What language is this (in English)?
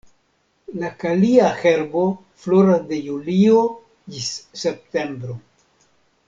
Esperanto